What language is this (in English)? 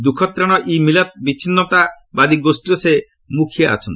Odia